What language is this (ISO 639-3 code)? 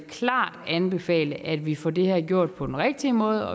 dan